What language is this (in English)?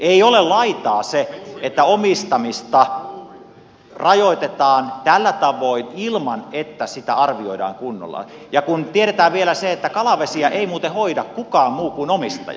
Finnish